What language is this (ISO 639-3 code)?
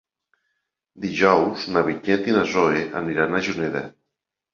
cat